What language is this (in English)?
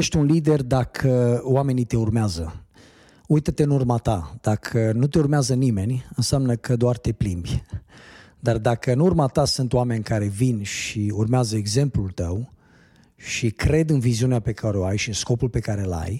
Romanian